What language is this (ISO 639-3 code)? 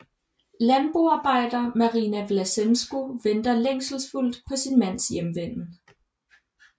dan